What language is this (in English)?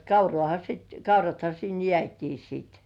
Finnish